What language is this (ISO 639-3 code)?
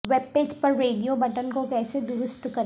urd